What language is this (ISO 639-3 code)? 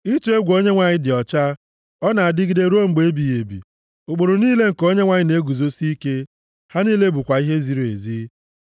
ibo